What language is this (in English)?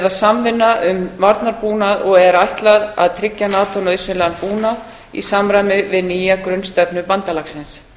Icelandic